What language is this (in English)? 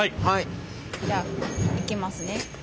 Japanese